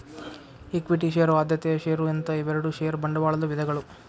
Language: Kannada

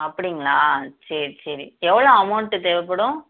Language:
Tamil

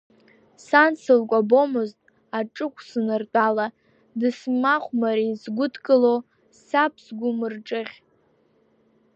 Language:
Abkhazian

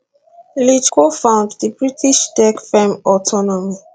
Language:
Nigerian Pidgin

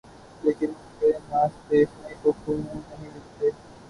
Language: Urdu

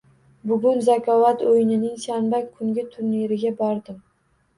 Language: Uzbek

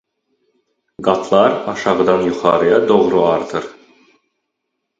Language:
Azerbaijani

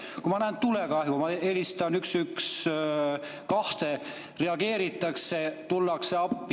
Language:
Estonian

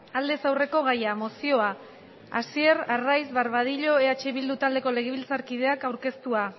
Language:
Basque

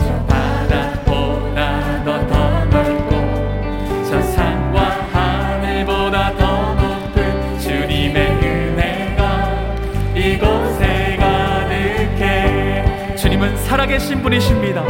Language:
Korean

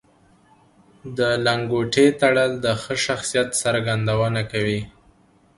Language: Pashto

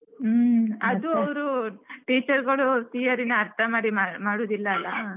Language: Kannada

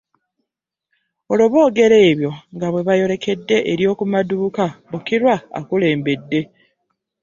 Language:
Ganda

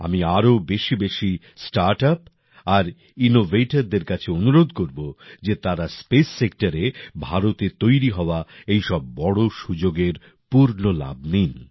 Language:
Bangla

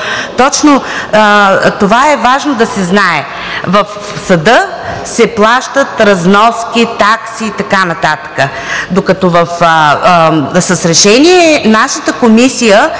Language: Bulgarian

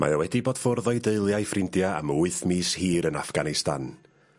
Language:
Welsh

